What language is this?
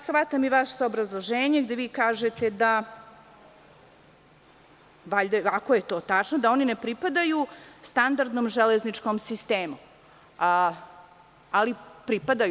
Serbian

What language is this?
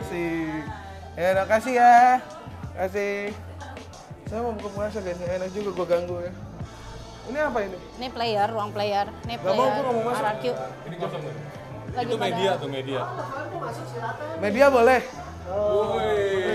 Indonesian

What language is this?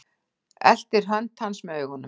Icelandic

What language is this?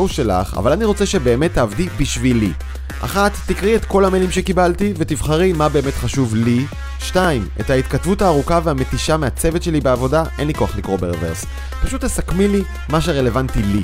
Hebrew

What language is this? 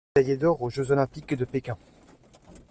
French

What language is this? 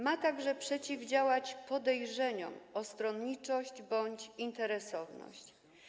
Polish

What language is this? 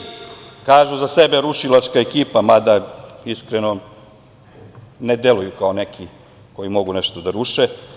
Serbian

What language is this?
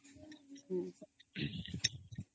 Odia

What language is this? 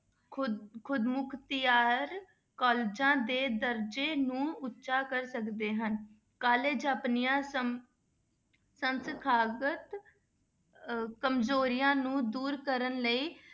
Punjabi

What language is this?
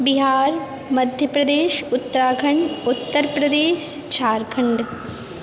Maithili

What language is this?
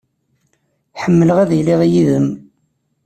Kabyle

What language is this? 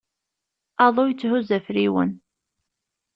Kabyle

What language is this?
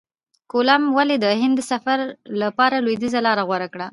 Pashto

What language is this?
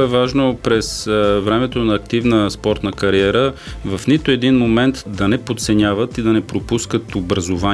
Bulgarian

